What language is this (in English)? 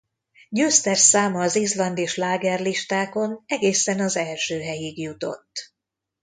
Hungarian